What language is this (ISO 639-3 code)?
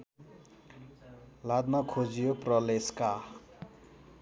nep